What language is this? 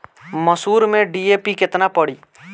Bhojpuri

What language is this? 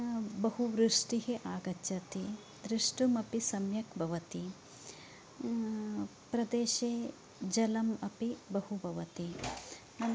Sanskrit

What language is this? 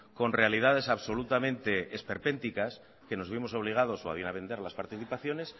Spanish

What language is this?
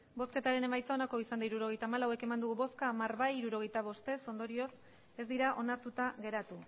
Basque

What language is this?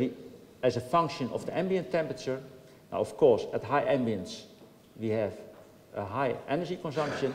Dutch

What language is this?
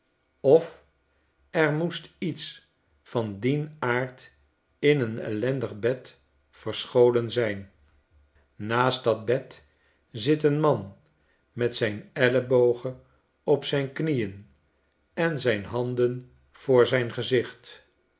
Dutch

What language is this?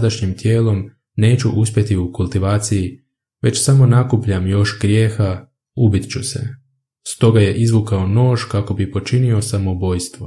Croatian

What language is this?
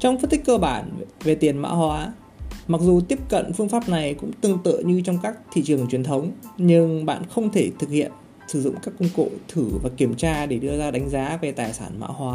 Vietnamese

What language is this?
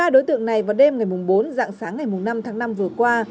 Vietnamese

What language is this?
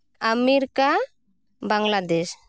Santali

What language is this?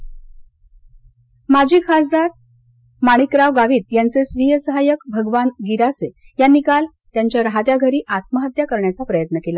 Marathi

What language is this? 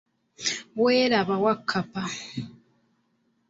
Ganda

